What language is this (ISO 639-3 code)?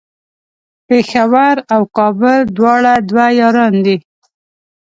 pus